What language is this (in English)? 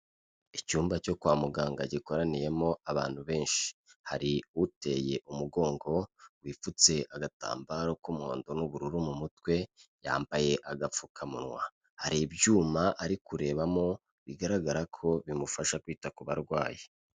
Kinyarwanda